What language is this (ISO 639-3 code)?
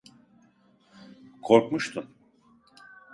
tur